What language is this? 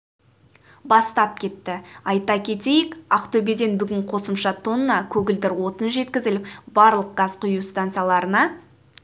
Kazakh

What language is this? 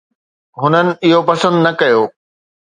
Sindhi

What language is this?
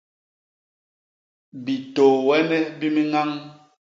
Basaa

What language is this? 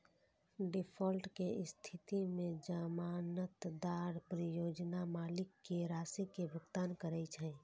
Maithili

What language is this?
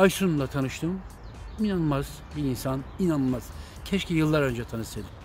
Turkish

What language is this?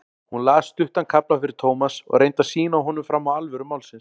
Icelandic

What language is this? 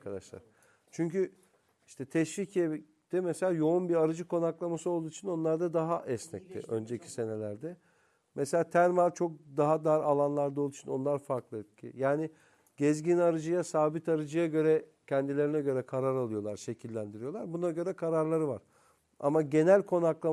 Turkish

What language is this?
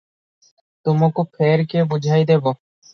Odia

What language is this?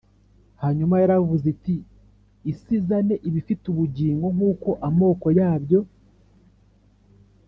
Kinyarwanda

